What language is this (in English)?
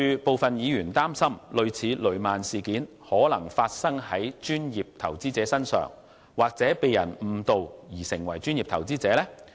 Cantonese